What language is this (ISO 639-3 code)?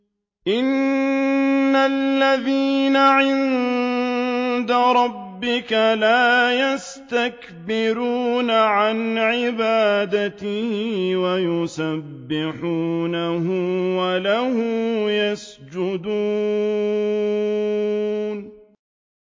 ara